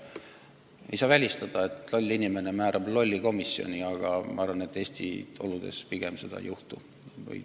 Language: Estonian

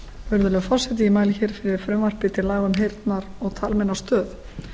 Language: Icelandic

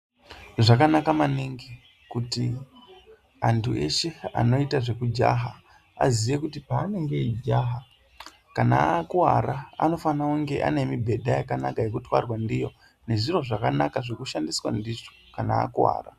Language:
Ndau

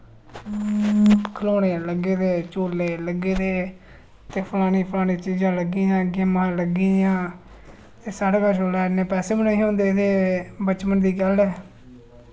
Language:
Dogri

